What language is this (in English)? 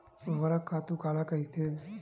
Chhattisgarhi